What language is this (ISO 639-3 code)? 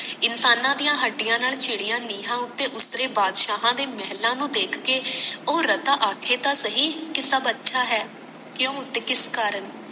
pan